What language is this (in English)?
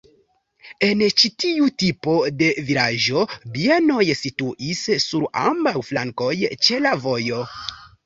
Esperanto